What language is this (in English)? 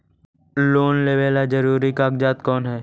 Magahi